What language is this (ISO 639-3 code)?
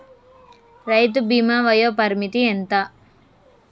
tel